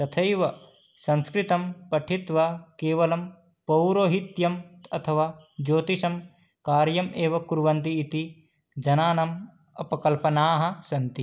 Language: Sanskrit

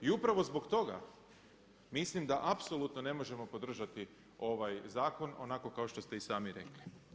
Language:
Croatian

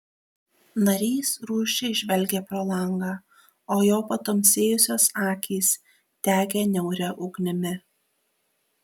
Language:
Lithuanian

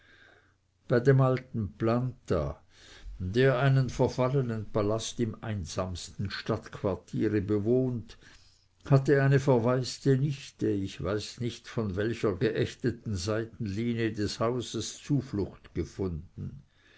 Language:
German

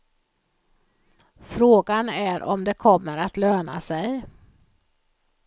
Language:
Swedish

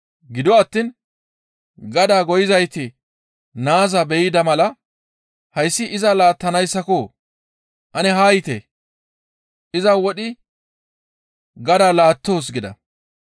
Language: Gamo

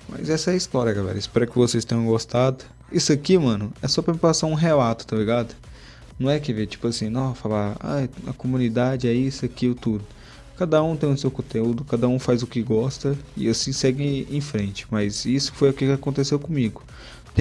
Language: Portuguese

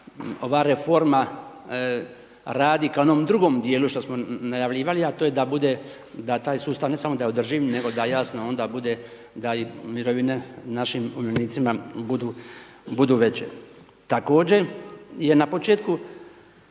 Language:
Croatian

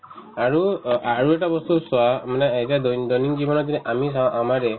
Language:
Assamese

